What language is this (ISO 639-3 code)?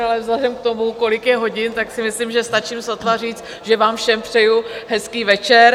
ces